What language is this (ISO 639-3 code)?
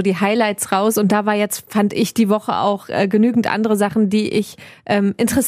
deu